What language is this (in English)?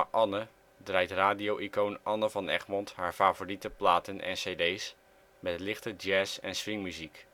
Dutch